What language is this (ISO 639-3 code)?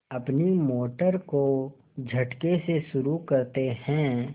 hin